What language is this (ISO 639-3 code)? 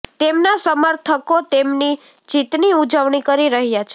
guj